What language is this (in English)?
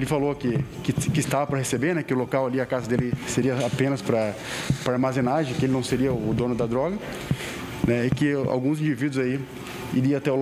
Portuguese